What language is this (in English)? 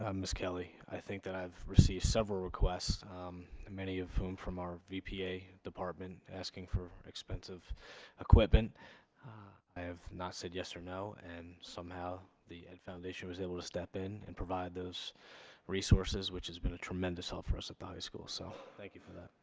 English